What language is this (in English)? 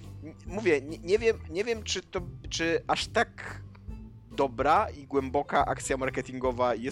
Polish